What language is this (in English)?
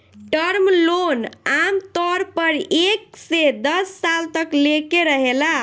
Bhojpuri